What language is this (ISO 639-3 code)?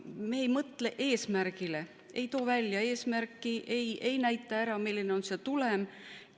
est